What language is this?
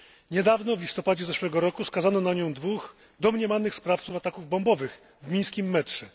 Polish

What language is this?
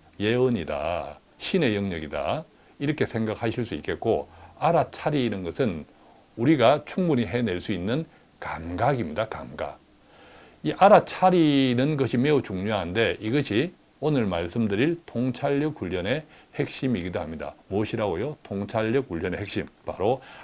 Korean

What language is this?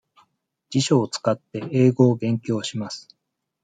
Japanese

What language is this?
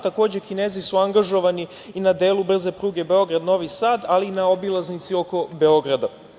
Serbian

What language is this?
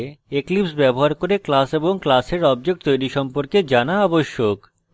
Bangla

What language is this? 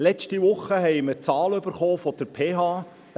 Swiss German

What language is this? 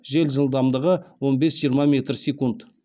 Kazakh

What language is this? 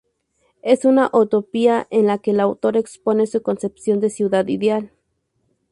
Spanish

